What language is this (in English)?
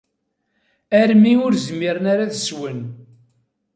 Kabyle